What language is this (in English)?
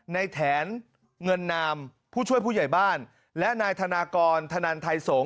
Thai